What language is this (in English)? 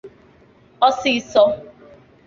Igbo